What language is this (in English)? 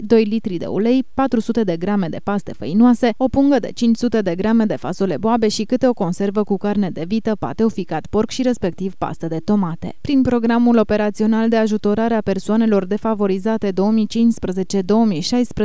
Romanian